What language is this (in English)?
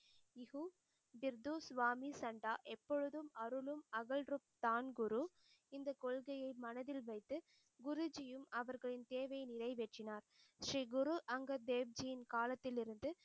Tamil